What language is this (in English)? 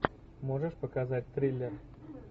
Russian